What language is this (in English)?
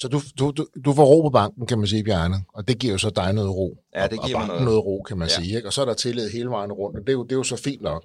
Danish